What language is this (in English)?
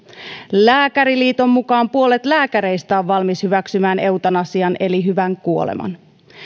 Finnish